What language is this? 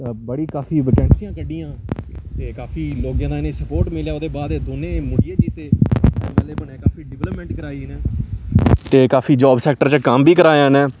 Dogri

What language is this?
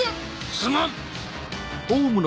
Japanese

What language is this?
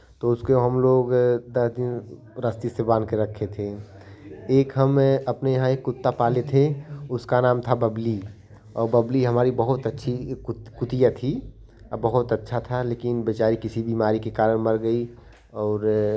Hindi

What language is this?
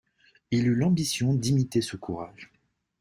French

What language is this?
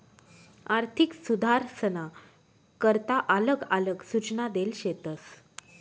Marathi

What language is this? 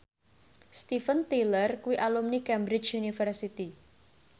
Javanese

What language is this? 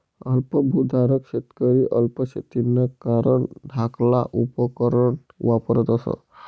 Marathi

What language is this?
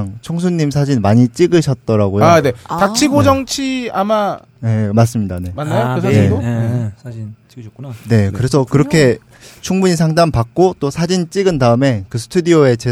Korean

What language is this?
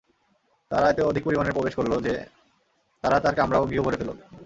Bangla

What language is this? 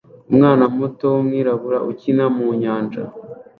Kinyarwanda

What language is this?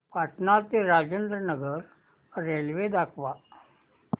Marathi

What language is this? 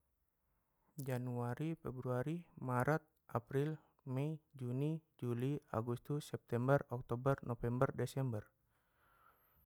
Batak Mandailing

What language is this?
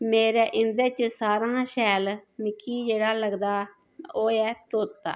Dogri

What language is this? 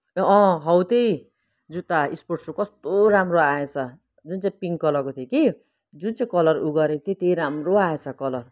Nepali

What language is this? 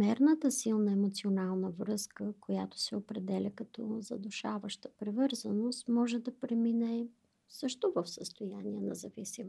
Bulgarian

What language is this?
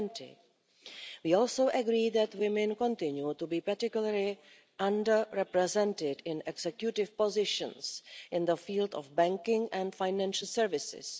English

